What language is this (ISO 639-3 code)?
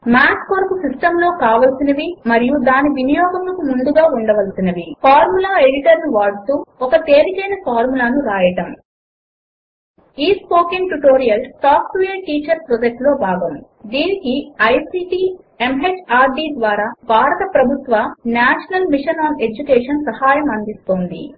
tel